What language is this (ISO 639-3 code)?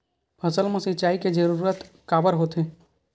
hne